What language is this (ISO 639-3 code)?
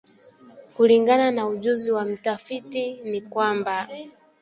swa